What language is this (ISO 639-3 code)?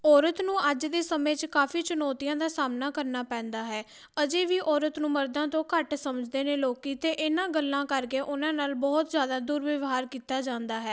pan